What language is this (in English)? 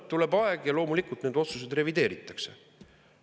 Estonian